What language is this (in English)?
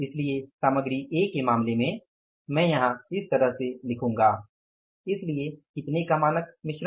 Hindi